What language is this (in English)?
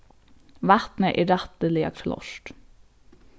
Faroese